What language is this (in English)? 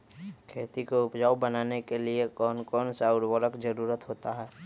Magahi